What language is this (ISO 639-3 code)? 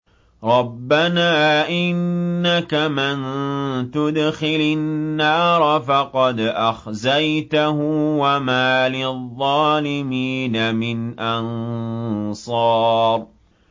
ara